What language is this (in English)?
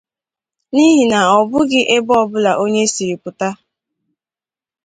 Igbo